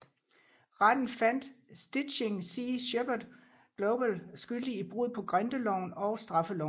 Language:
Danish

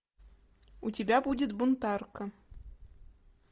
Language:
Russian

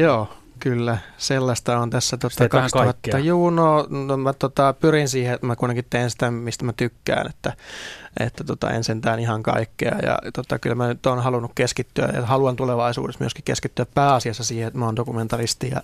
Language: Finnish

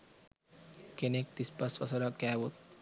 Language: Sinhala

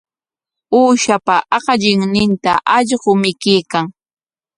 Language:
Corongo Ancash Quechua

